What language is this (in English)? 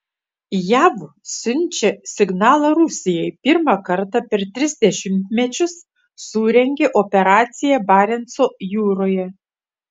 Lithuanian